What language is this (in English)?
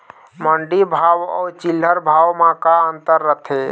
Chhattisgarhi